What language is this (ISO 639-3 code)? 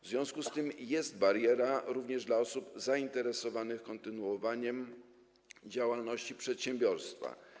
pol